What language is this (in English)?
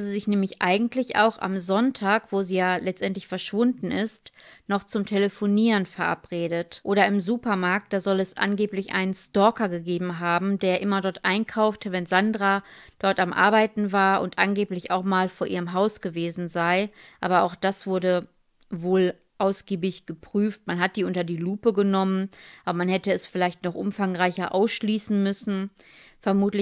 German